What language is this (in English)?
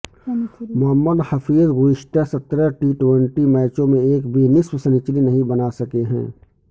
Urdu